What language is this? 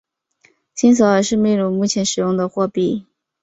Chinese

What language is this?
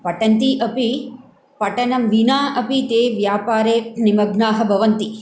Sanskrit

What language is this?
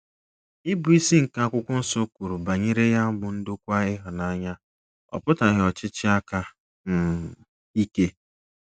Igbo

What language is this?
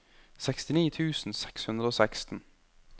Norwegian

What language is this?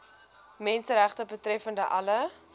Afrikaans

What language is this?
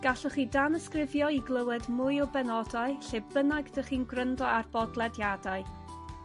Welsh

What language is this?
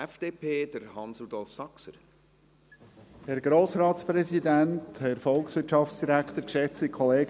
Swiss German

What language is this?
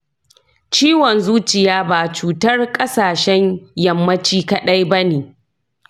Hausa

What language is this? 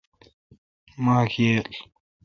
Kalkoti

